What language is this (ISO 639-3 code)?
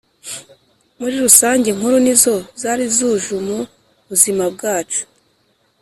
kin